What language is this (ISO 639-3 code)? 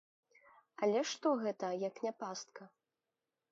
bel